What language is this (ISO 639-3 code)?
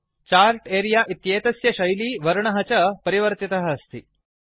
san